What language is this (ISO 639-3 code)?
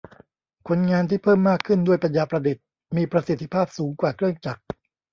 tha